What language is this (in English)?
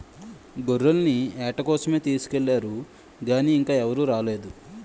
Telugu